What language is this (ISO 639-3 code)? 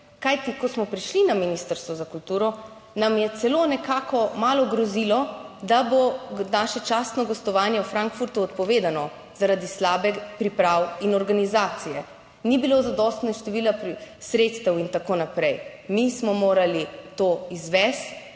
slv